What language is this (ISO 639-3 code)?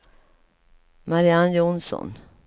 swe